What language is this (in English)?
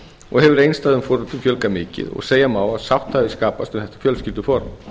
Icelandic